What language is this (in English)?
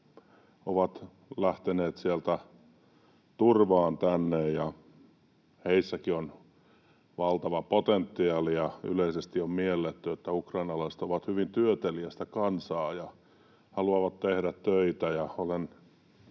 Finnish